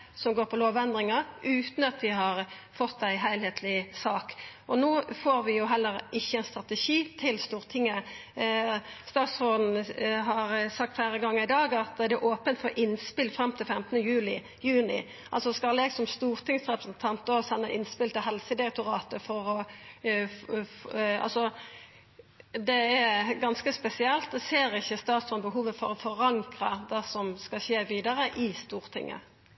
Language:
Norwegian Nynorsk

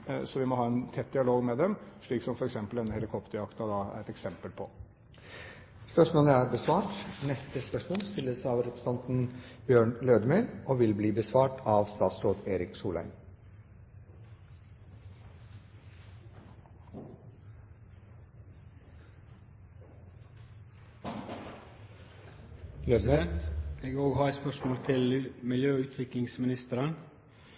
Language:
Norwegian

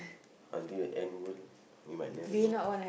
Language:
English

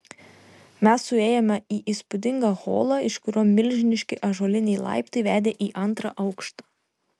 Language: Lithuanian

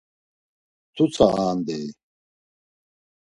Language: Laz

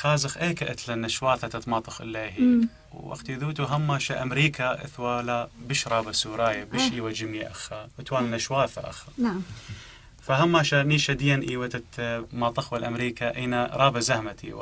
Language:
Arabic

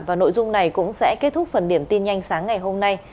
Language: Vietnamese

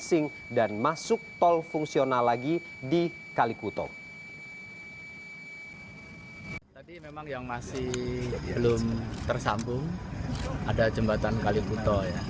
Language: Indonesian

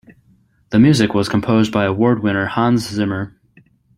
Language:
English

